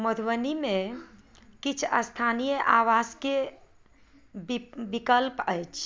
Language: Maithili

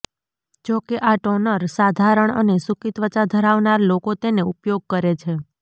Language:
Gujarati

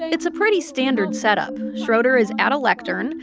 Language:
English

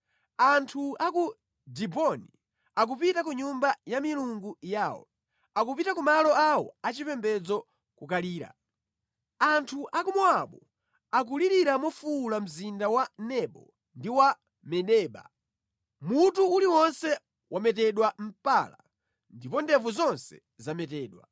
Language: Nyanja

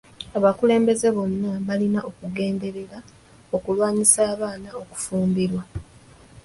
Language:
Ganda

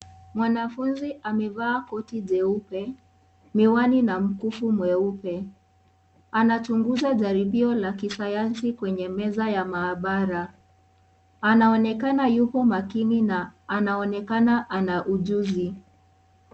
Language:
Swahili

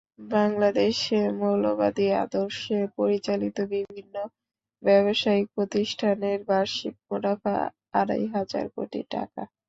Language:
Bangla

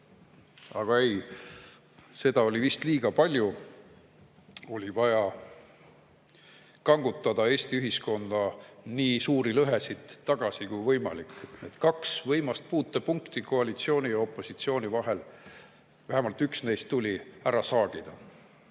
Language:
Estonian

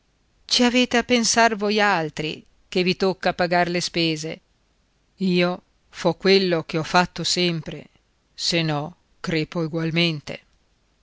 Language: Italian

